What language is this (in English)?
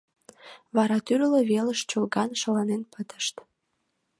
Mari